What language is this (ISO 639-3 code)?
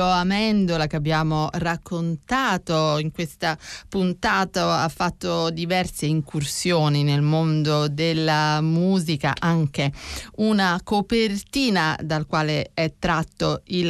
ita